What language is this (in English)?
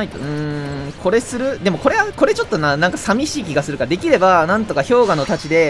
Japanese